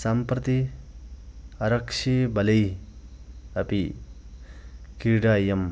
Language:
Sanskrit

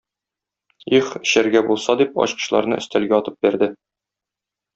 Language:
Tatar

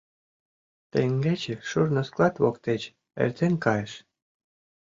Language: Mari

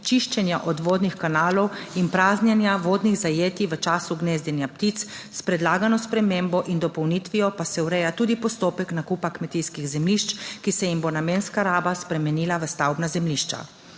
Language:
Slovenian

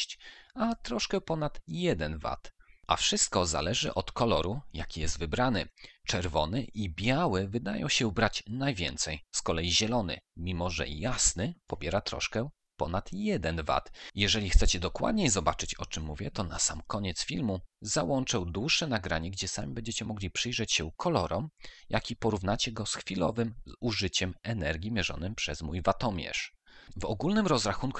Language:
Polish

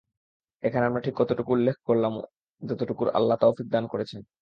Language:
Bangla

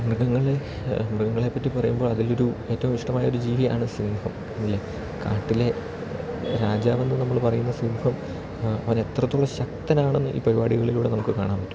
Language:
Malayalam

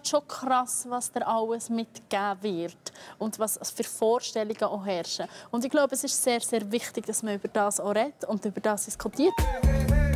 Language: German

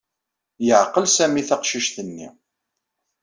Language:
Kabyle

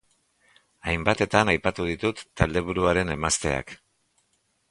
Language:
Basque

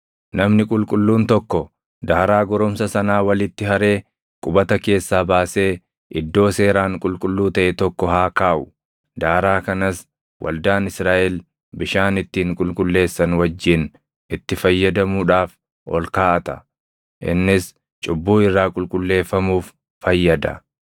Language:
Oromo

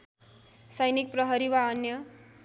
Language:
Nepali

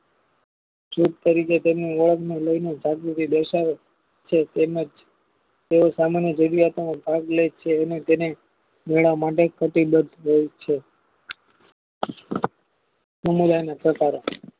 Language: Gujarati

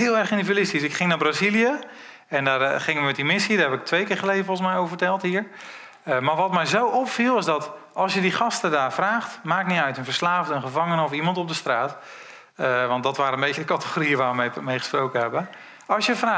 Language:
Dutch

